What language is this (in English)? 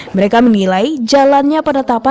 Indonesian